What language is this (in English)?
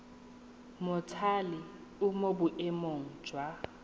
Tswana